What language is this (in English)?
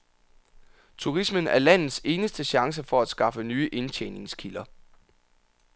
Danish